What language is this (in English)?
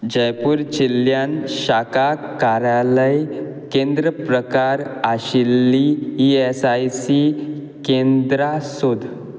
Konkani